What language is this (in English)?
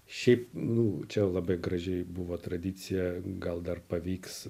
Lithuanian